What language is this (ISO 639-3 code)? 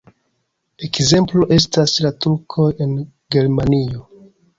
epo